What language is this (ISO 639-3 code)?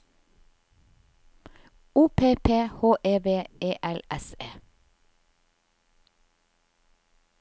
nor